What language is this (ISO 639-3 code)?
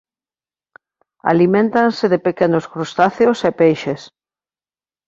glg